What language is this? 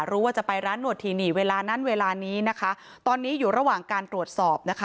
Thai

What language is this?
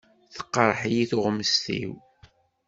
Kabyle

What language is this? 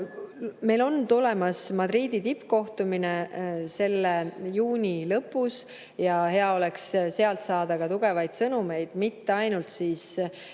Estonian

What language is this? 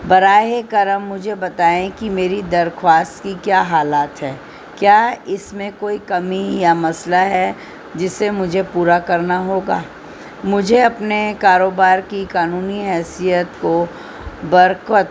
Urdu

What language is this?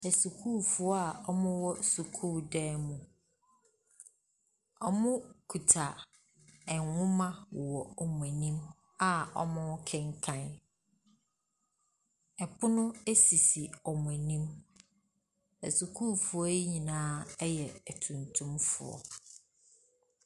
Akan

